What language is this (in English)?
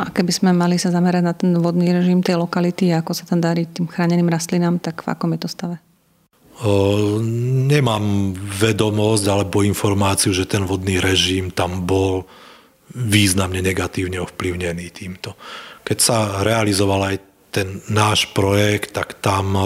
Slovak